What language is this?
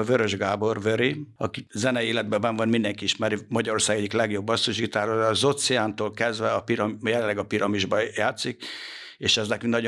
Hungarian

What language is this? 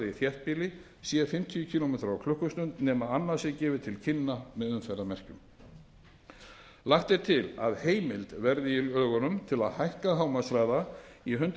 Icelandic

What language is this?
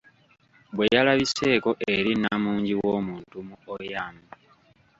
Ganda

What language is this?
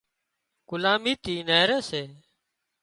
Wadiyara Koli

